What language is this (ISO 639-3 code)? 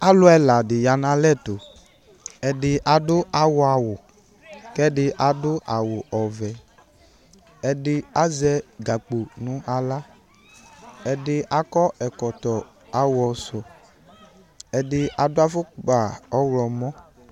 kpo